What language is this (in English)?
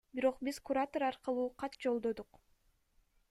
Kyrgyz